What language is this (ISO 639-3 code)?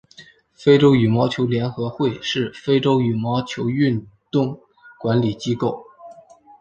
zho